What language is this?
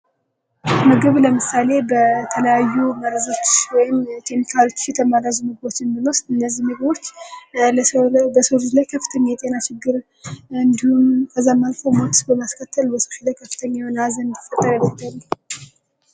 Amharic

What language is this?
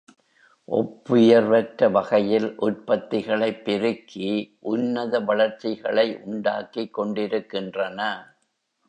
Tamil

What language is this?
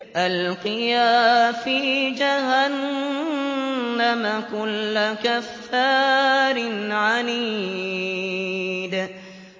Arabic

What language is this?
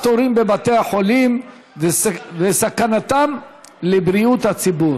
Hebrew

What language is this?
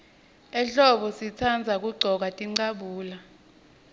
Swati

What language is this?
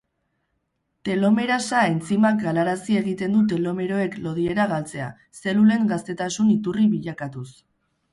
Basque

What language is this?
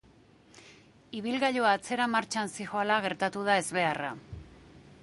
Basque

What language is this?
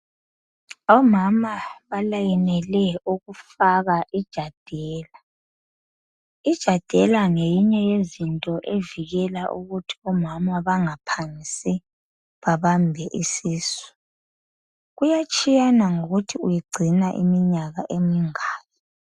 North Ndebele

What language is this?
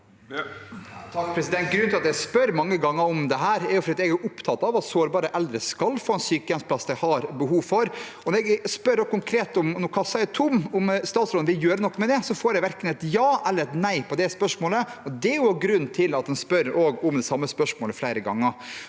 Norwegian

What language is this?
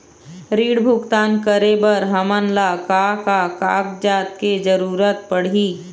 Chhattisgarhi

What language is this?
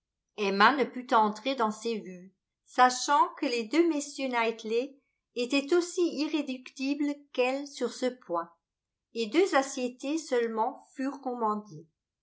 French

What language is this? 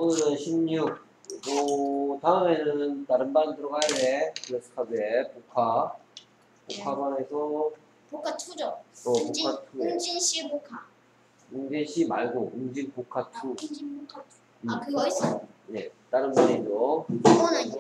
Korean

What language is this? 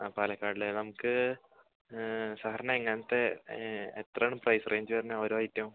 Malayalam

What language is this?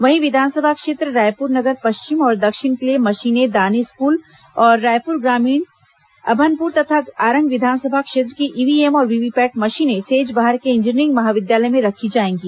Hindi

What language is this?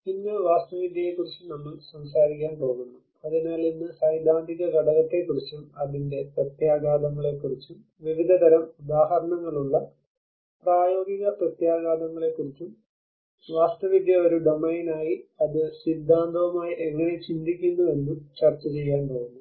Malayalam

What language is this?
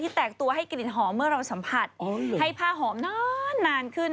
Thai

